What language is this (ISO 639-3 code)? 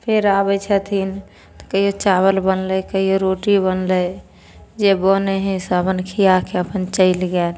mai